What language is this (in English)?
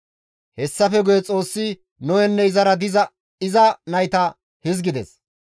Gamo